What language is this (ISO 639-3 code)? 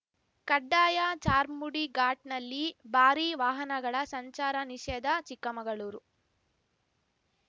kan